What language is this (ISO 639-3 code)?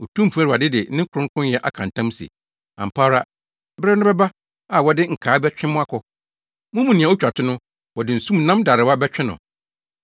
aka